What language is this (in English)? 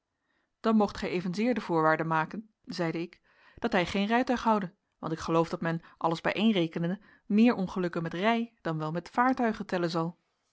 Dutch